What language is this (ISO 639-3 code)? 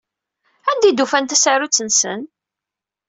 kab